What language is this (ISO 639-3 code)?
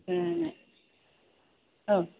brx